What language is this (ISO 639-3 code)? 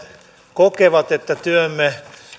fin